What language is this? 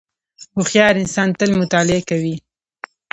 Pashto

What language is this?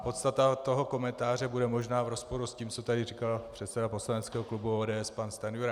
Czech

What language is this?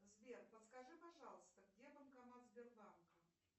Russian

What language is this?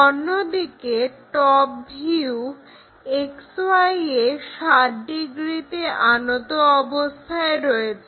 Bangla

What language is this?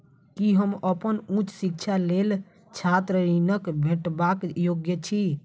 Maithili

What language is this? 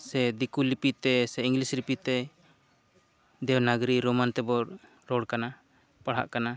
Santali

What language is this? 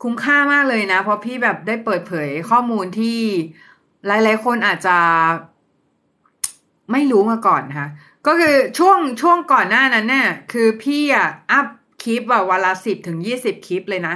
Thai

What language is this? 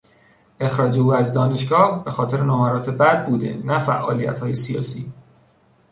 Persian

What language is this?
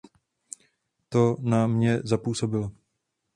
Czech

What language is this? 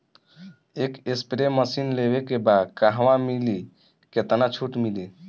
Bhojpuri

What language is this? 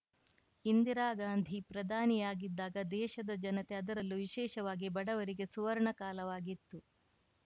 Kannada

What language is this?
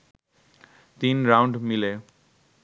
Bangla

